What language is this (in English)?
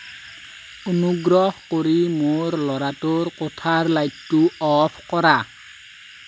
Assamese